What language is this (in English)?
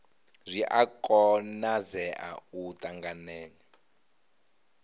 Venda